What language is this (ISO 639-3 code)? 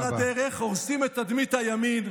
heb